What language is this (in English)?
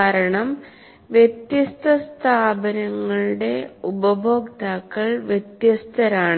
Malayalam